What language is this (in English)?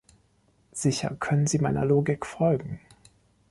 German